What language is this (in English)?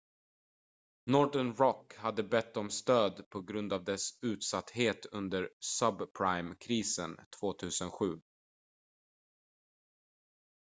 Swedish